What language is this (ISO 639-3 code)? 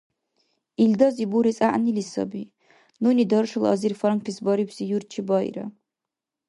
dar